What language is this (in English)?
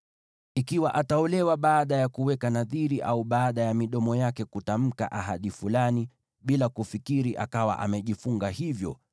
Swahili